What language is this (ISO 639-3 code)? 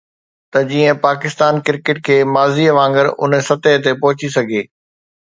snd